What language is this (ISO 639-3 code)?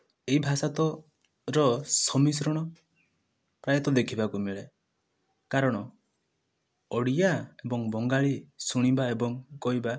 ori